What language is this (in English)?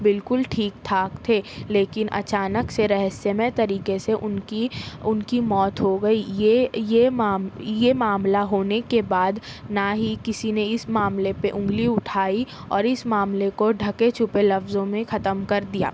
Urdu